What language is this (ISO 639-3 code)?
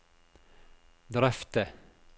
nor